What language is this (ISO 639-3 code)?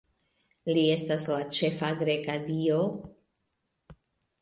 epo